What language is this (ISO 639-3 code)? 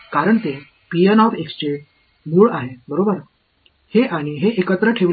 tam